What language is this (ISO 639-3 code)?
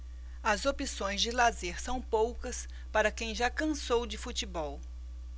por